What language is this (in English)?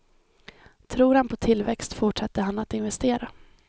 Swedish